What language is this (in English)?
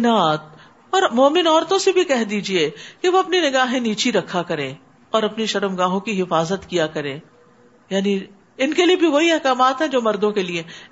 Urdu